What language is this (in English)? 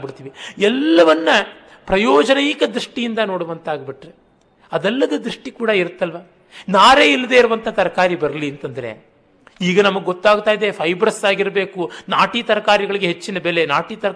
Kannada